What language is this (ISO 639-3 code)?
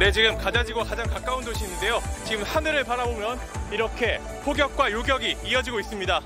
kor